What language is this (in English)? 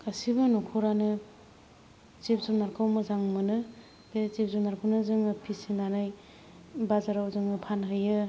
Bodo